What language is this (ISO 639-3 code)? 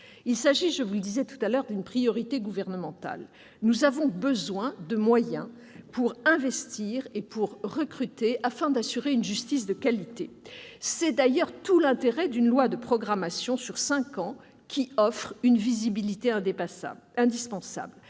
fra